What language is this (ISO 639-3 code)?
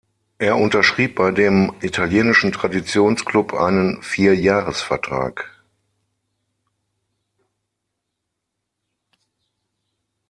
deu